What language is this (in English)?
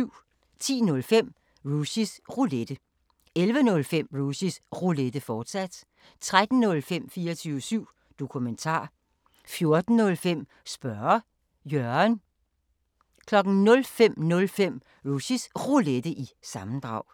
Danish